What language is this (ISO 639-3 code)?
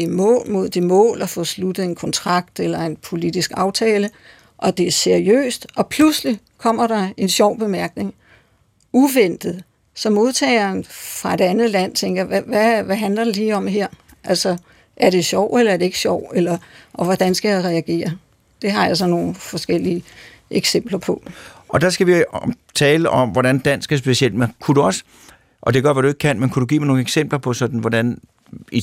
dan